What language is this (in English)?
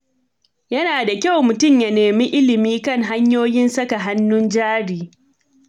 Hausa